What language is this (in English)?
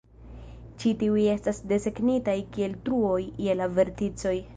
Esperanto